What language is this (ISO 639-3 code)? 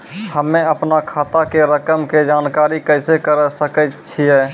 mai